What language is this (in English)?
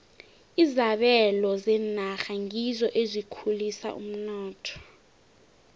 South Ndebele